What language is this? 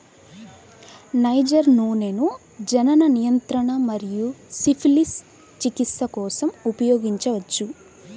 Telugu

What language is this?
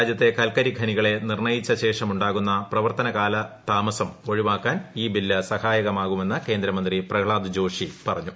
Malayalam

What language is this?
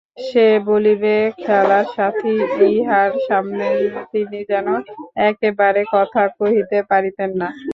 Bangla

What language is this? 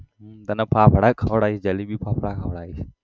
Gujarati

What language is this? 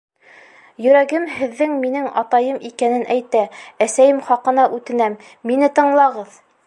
Bashkir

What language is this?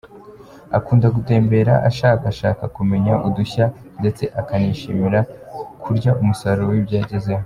Kinyarwanda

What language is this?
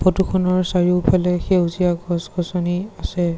Assamese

